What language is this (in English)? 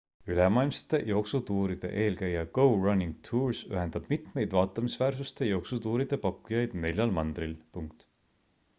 Estonian